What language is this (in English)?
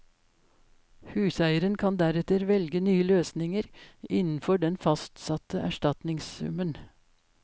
Norwegian